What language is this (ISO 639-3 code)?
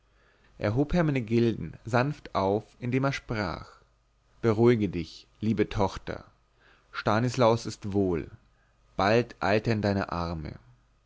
deu